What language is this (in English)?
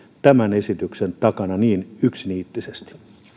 Finnish